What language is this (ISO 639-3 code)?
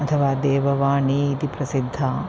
san